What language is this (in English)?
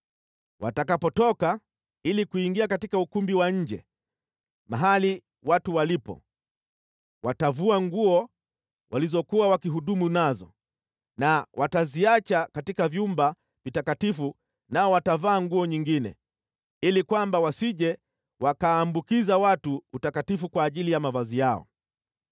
Swahili